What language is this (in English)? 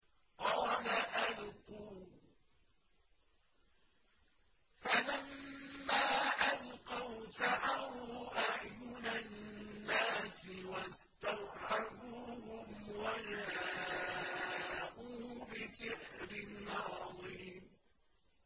Arabic